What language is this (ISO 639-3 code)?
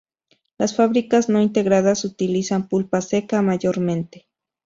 spa